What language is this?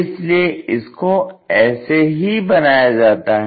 Hindi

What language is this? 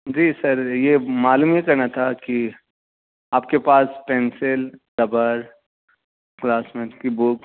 Urdu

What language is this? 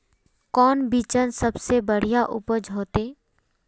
Magahi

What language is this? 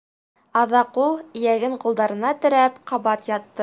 Bashkir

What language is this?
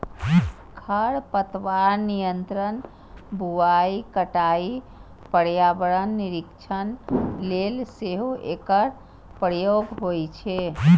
Maithili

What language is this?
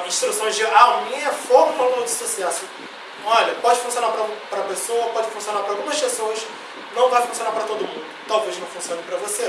Portuguese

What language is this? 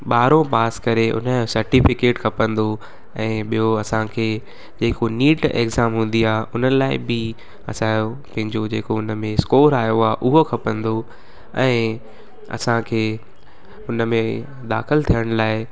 Sindhi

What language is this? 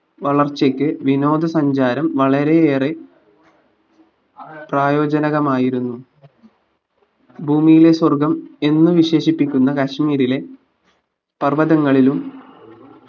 Malayalam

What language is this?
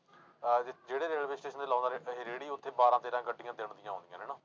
Punjabi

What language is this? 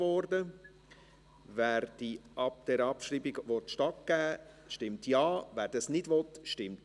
Swiss German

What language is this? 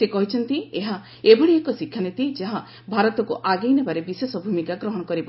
Odia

